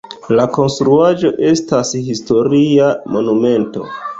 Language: Esperanto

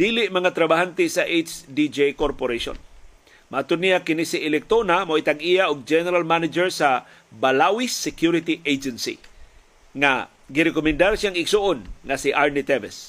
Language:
Filipino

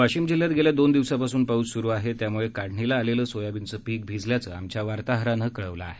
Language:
Marathi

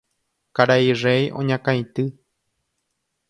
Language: Guarani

